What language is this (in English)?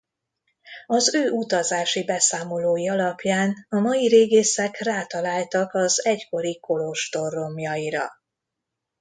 Hungarian